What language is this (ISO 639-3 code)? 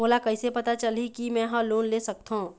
hne